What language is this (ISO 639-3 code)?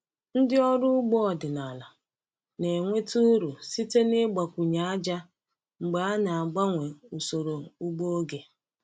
ibo